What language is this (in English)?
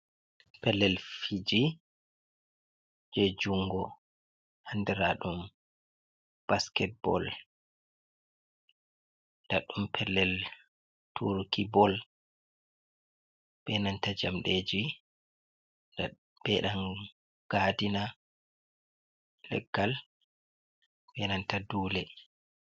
Fula